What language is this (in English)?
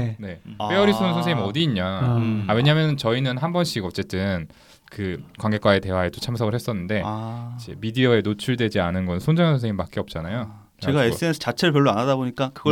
Korean